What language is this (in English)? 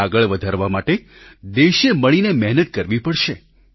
Gujarati